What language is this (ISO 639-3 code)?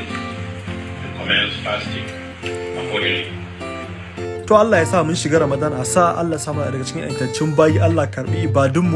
eng